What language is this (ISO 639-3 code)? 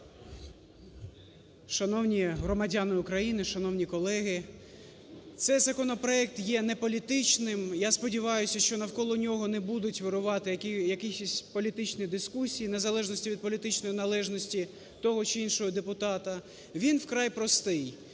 ukr